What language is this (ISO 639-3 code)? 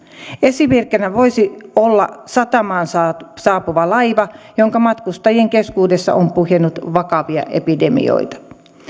fin